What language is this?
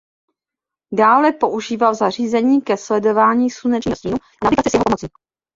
Czech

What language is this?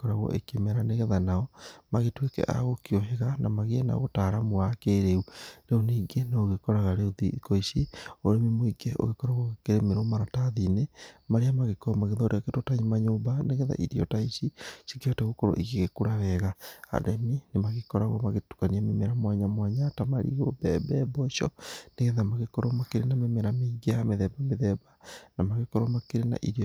Kikuyu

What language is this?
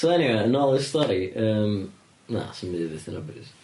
Welsh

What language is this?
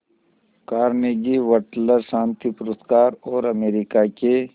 Hindi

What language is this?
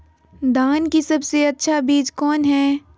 Magahi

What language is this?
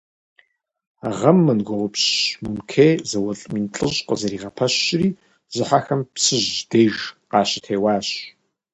Kabardian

